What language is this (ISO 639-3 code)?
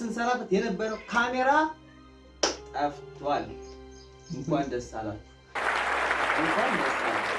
amh